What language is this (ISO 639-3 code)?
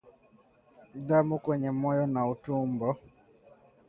swa